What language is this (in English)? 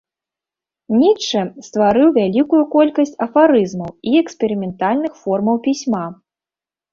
Belarusian